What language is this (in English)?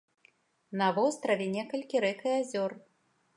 Belarusian